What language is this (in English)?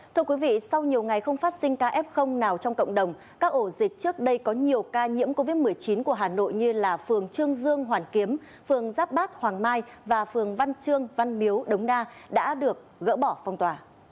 Vietnamese